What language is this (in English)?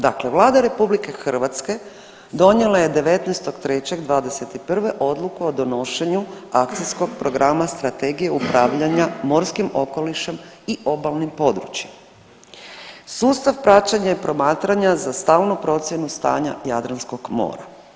Croatian